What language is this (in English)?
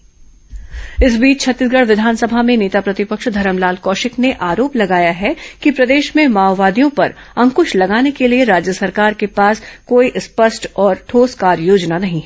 Hindi